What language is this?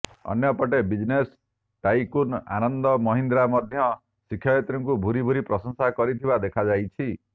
Odia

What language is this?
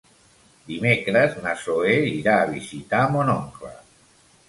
Catalan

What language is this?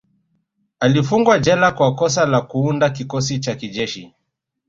Swahili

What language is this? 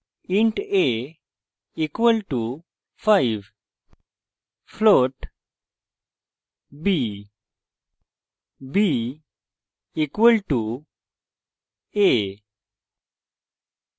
Bangla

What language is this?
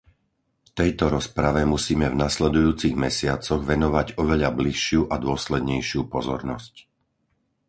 Slovak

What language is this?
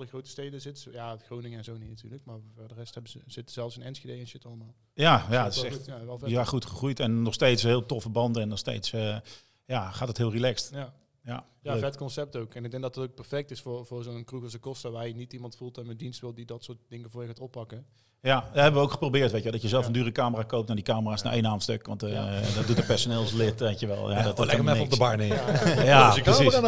Dutch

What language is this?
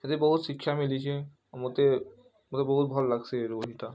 Odia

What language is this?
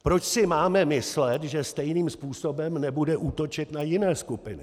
Czech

